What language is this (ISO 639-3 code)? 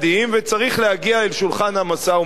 heb